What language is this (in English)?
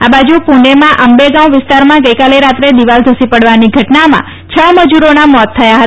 Gujarati